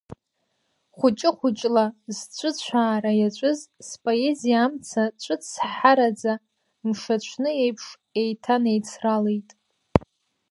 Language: Abkhazian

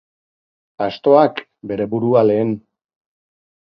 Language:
Basque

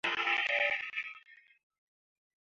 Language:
Mundang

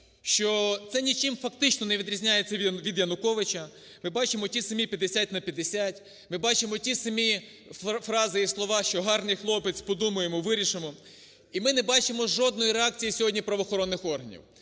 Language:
Ukrainian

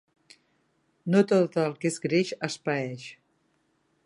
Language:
Catalan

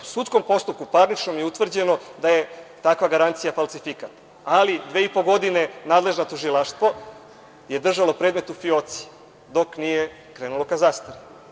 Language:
Serbian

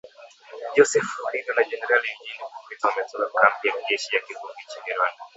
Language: Swahili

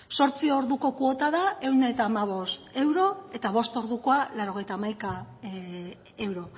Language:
Basque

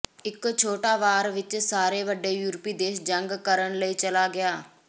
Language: Punjabi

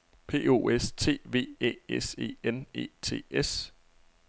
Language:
Danish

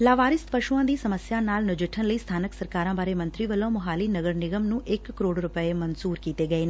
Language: Punjabi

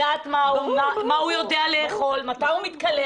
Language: Hebrew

